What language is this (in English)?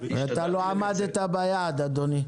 Hebrew